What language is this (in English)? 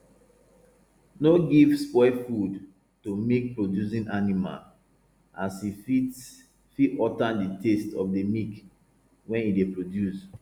Nigerian Pidgin